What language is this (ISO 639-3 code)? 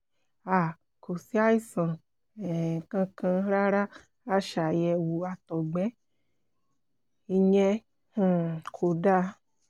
yor